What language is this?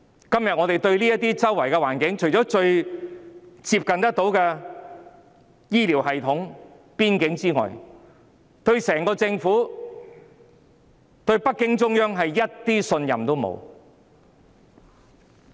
Cantonese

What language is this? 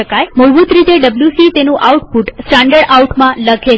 Gujarati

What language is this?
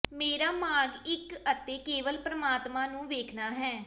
Punjabi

